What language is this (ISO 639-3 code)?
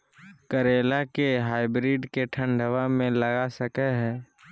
mag